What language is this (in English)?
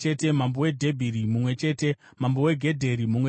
Shona